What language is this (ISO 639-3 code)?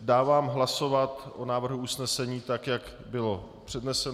ces